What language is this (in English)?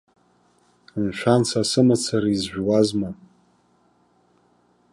Abkhazian